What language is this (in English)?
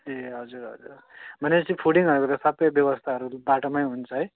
Nepali